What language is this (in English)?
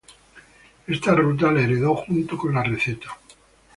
Spanish